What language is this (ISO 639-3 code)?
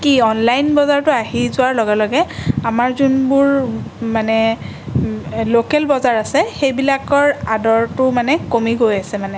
asm